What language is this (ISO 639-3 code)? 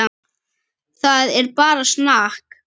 isl